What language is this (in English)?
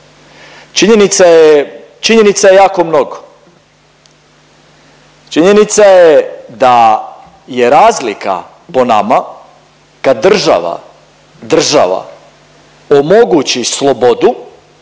Croatian